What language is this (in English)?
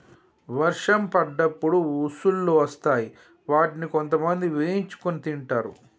Telugu